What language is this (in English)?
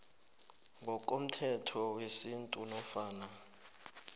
South Ndebele